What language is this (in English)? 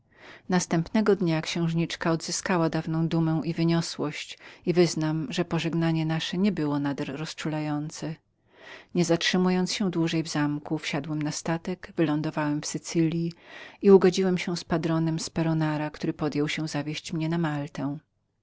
Polish